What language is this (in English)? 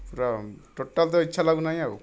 Odia